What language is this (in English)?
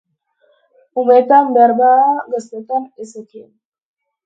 Basque